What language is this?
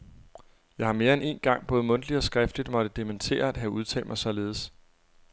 Danish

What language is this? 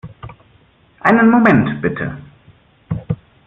German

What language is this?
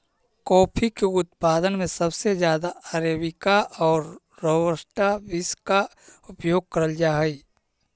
Magahi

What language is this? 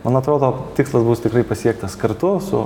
Lithuanian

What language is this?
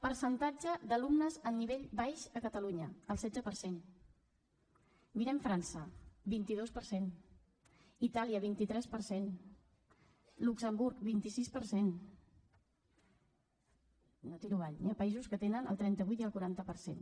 Catalan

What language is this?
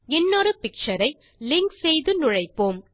Tamil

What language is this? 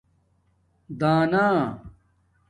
Domaaki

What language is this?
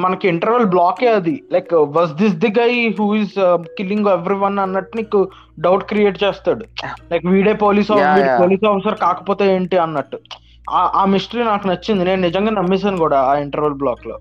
Telugu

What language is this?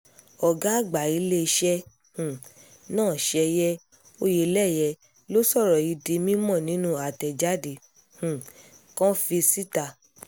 Yoruba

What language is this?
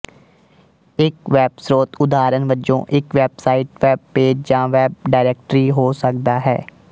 Punjabi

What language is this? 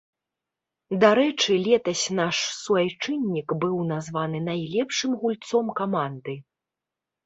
Belarusian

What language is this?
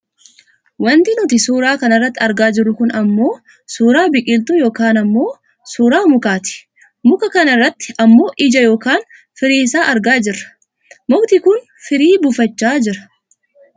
Oromo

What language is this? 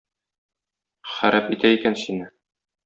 Tatar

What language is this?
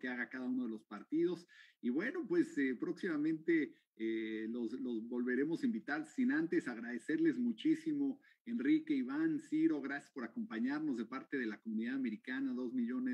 Spanish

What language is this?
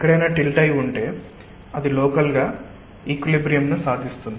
Telugu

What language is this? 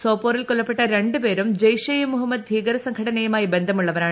Malayalam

